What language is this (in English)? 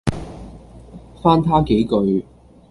Cantonese